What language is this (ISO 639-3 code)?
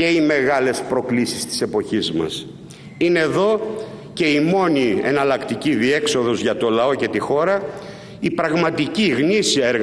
ell